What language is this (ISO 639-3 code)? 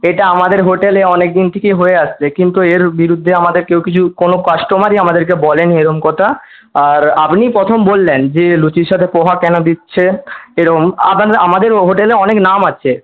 ben